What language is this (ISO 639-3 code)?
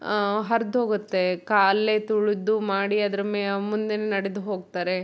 kan